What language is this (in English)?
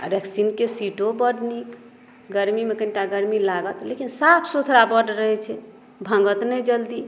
Maithili